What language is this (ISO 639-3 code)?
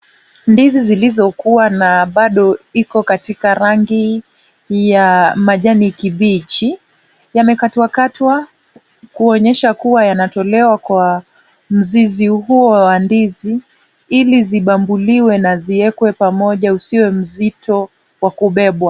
swa